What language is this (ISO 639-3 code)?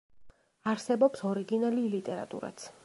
kat